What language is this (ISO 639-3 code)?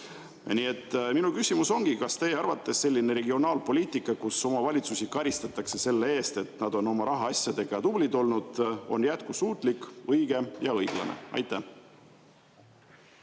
est